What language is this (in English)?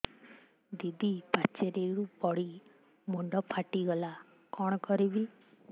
Odia